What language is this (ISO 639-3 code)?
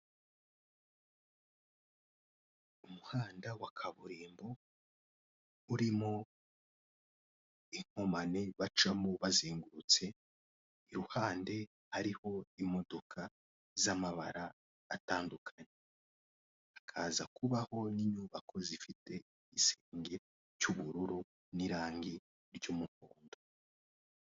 kin